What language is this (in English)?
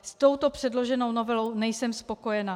Czech